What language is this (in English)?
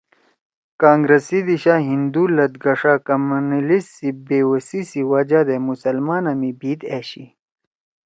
Torwali